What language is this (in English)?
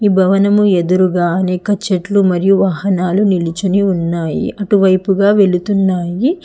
Telugu